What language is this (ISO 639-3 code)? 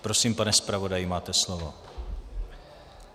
ces